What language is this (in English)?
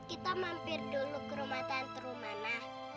Indonesian